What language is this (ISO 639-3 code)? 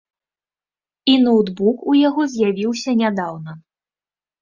bel